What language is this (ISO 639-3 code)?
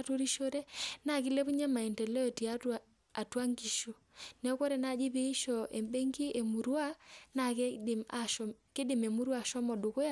mas